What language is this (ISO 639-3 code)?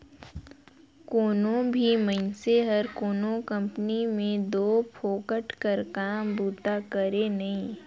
hne